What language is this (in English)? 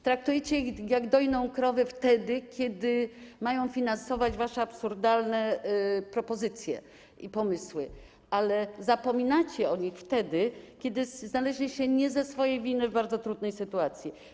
Polish